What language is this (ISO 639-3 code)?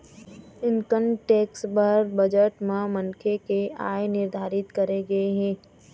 hne